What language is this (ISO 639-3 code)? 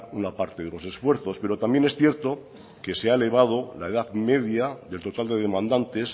spa